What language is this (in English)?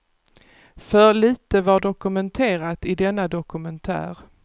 Swedish